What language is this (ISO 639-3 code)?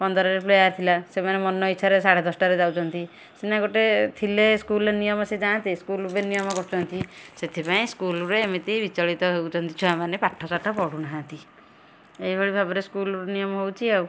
ori